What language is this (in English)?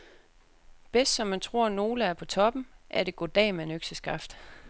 Danish